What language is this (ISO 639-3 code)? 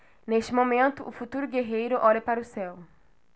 por